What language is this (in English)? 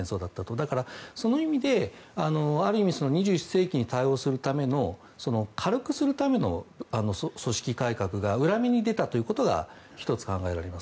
Japanese